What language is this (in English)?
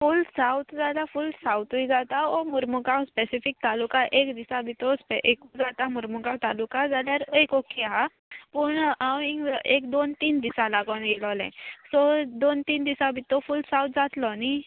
Konkani